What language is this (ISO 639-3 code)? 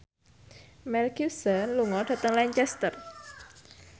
jav